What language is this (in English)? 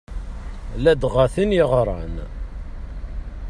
Kabyle